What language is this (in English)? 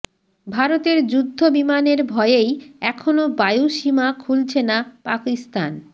Bangla